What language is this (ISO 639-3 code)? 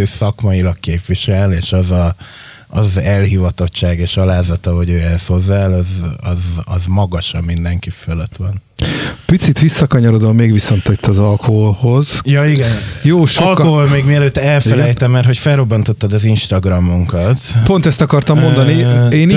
hun